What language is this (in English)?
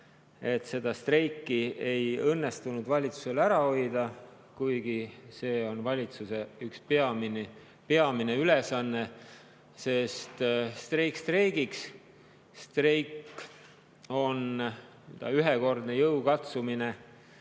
Estonian